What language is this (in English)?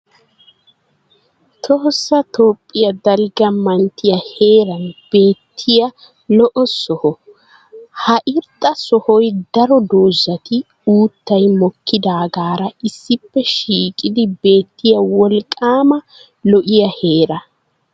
Wolaytta